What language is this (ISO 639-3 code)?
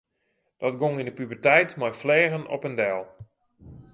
fry